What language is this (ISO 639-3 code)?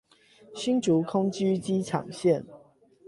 zho